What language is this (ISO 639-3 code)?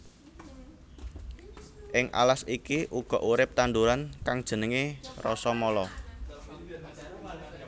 jav